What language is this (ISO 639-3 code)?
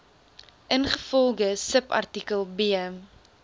afr